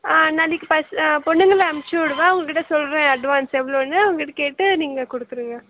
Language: Tamil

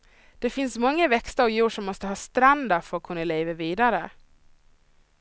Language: Swedish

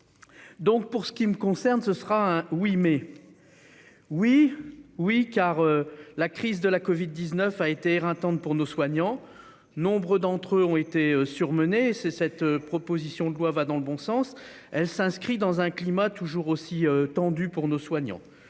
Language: French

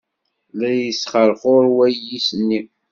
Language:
Kabyle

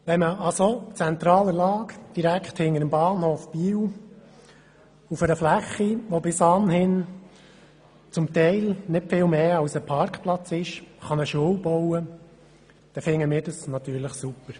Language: Swiss German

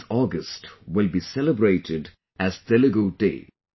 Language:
English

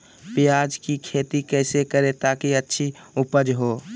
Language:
Magahi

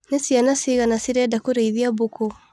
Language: Kikuyu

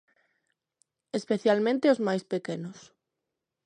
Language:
Galician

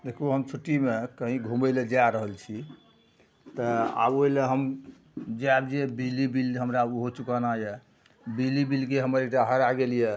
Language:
Maithili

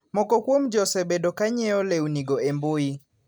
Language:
Luo (Kenya and Tanzania)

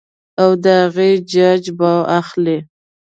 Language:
Pashto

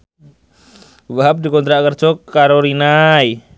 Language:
Javanese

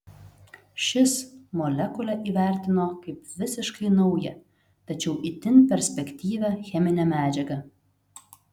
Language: Lithuanian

